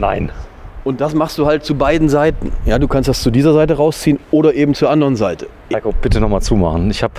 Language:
German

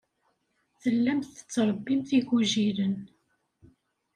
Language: Kabyle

